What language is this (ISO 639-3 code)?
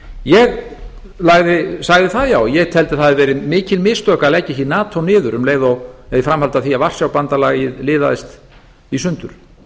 isl